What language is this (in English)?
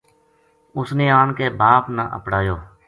Gujari